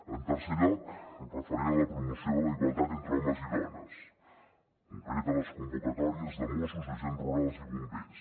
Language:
Catalan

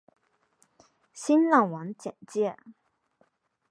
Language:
Chinese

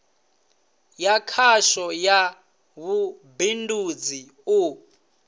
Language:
Venda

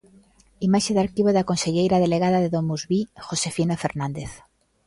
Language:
Galician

